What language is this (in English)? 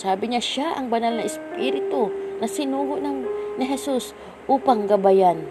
Filipino